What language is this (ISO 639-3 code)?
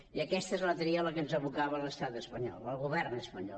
cat